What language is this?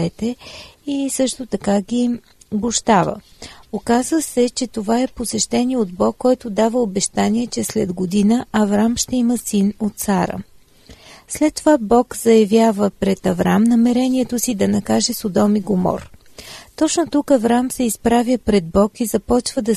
Bulgarian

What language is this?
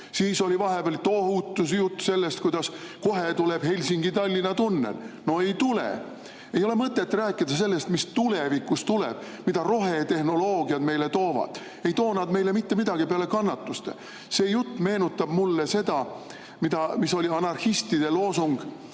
Estonian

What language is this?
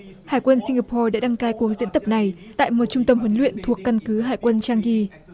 Vietnamese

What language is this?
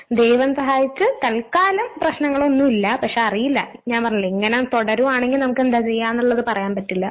Malayalam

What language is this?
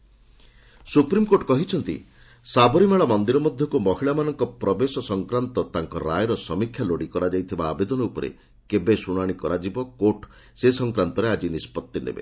Odia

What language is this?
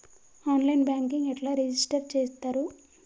Telugu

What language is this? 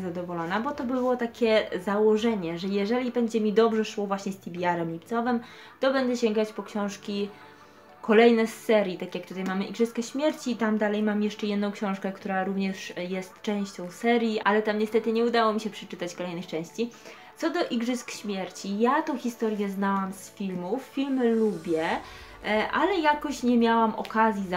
Polish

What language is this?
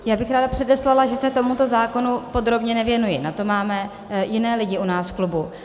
Czech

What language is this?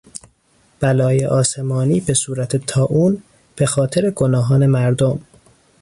Persian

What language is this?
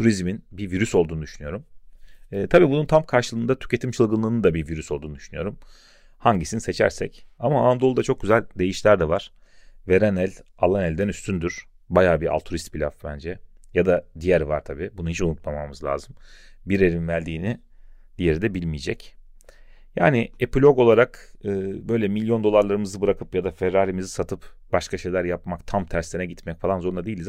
Turkish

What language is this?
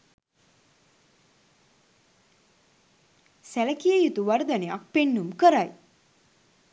Sinhala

